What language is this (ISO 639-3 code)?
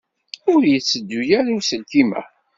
kab